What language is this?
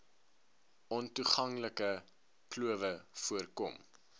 Afrikaans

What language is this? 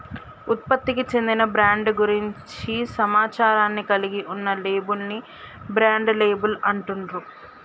Telugu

